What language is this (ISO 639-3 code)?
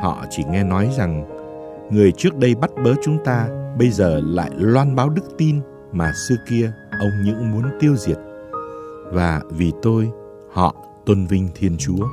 vie